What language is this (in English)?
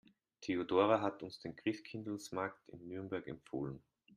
German